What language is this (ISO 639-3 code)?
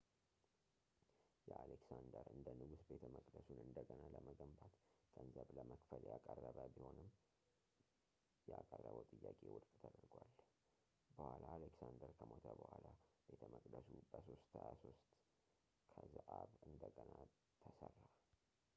amh